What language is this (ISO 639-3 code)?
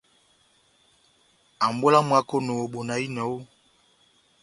bnm